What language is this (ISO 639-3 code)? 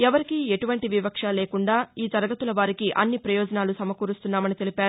tel